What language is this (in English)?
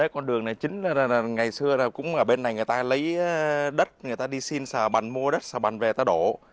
Vietnamese